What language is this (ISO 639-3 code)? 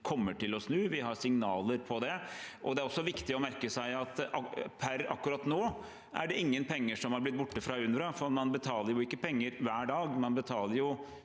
nor